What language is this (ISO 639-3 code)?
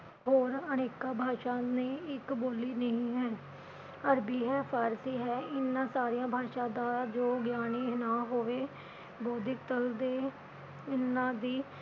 pan